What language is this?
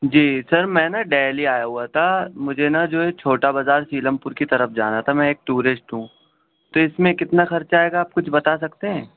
Urdu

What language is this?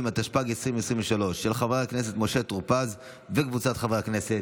Hebrew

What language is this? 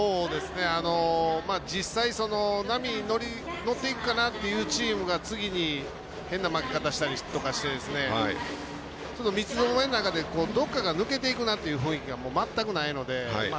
Japanese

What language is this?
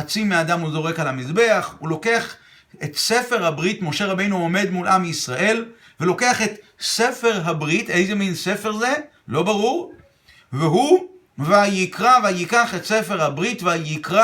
Hebrew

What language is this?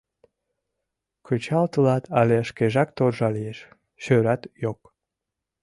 Mari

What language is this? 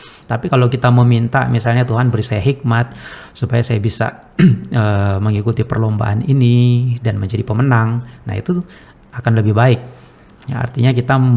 Indonesian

